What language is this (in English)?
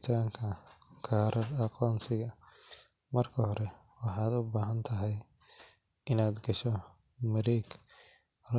Somali